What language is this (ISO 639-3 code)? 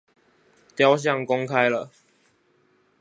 zho